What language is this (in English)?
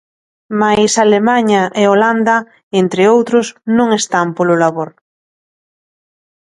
Galician